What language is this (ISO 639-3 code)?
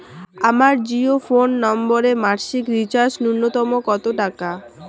ben